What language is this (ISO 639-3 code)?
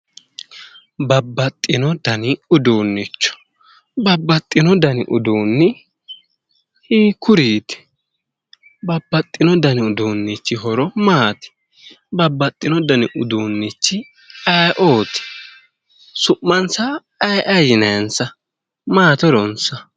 sid